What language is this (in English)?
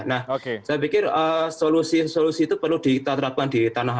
Indonesian